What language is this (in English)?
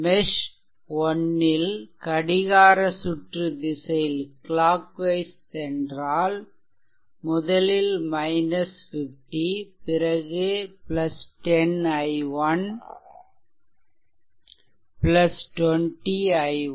Tamil